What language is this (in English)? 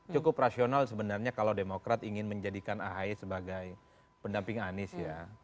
Indonesian